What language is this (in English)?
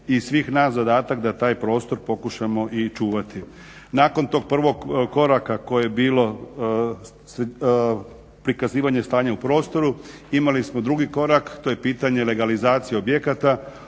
Croatian